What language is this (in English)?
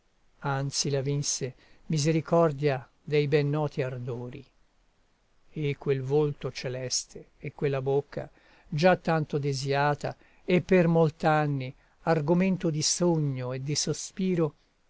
Italian